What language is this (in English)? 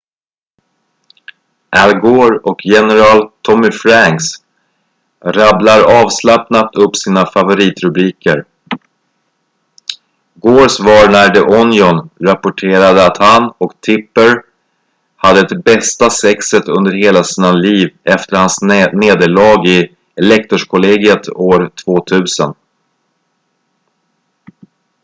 Swedish